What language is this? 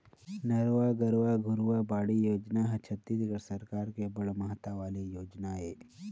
Chhattisgarhi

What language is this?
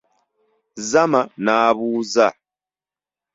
Ganda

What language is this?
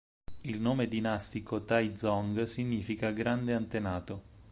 Italian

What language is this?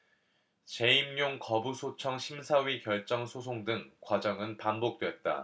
Korean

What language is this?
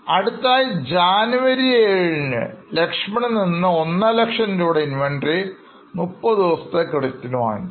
Malayalam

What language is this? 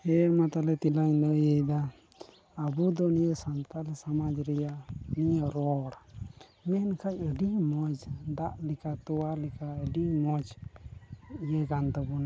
Santali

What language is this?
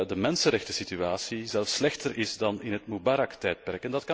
Dutch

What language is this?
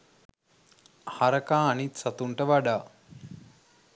Sinhala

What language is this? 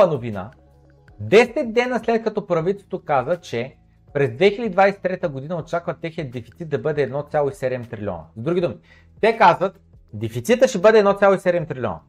Bulgarian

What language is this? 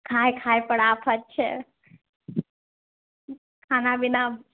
Maithili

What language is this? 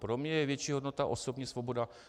Czech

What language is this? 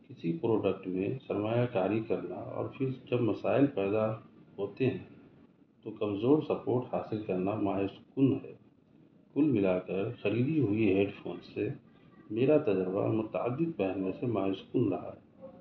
Urdu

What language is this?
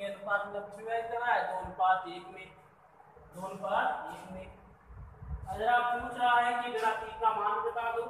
Hindi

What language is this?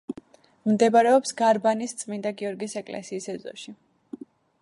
Georgian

